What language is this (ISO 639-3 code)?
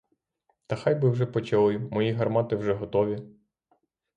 ukr